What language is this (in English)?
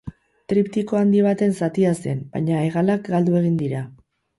Basque